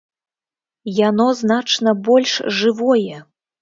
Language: Belarusian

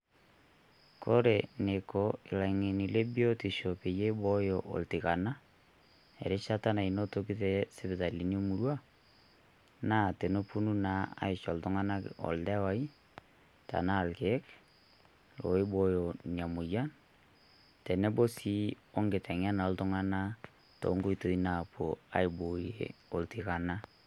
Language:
Masai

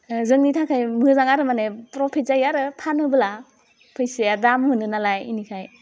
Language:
Bodo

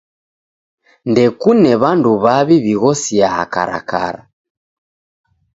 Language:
Taita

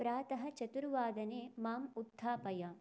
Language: Sanskrit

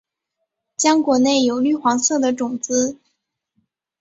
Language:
Chinese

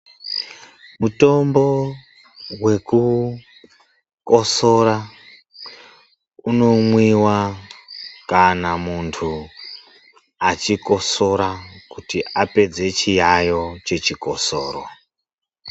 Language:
Ndau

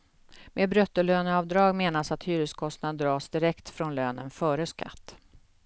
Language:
Swedish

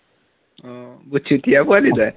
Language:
Assamese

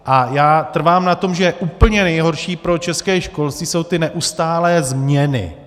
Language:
Czech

